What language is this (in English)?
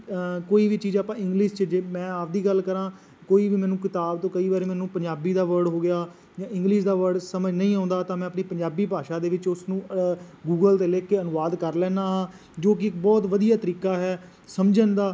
Punjabi